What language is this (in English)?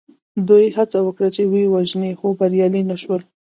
Pashto